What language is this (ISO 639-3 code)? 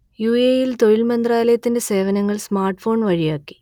mal